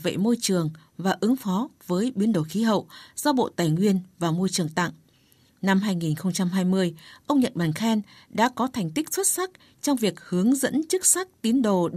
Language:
Vietnamese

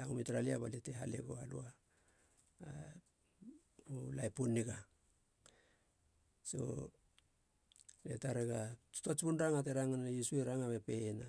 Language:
Halia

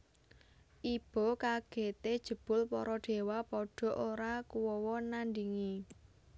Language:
Javanese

